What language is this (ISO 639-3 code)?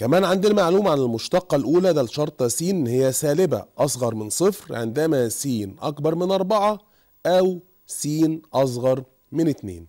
ara